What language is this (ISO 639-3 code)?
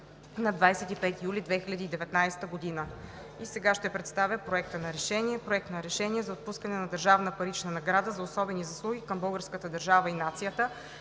bul